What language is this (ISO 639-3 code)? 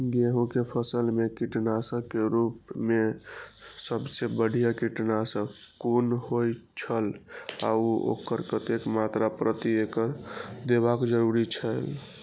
mai